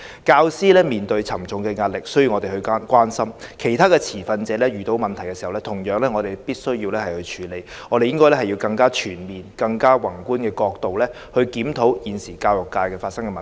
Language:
Cantonese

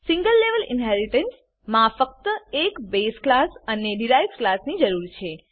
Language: Gujarati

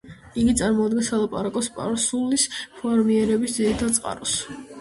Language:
Georgian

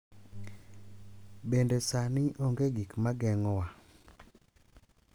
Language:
Luo (Kenya and Tanzania)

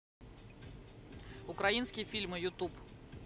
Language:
Russian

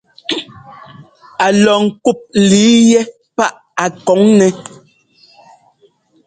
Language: Ngomba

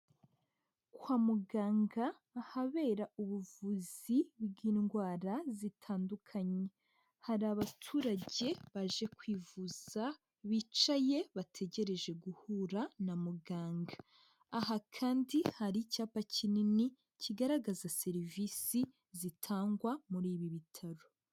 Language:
Kinyarwanda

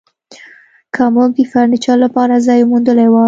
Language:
Pashto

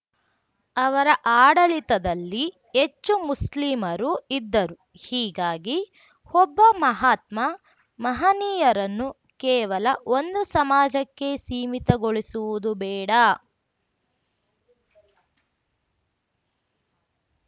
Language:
Kannada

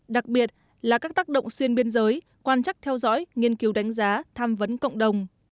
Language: Vietnamese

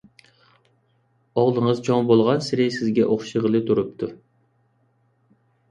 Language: Uyghur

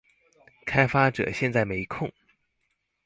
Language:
Chinese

